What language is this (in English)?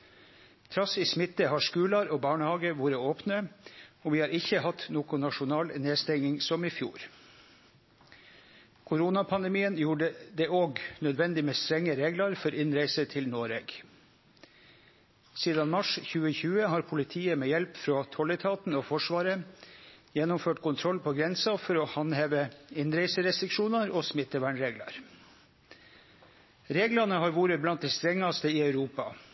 Norwegian Nynorsk